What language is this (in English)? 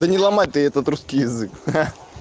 Russian